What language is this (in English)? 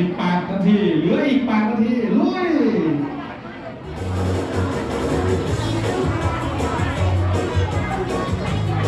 Thai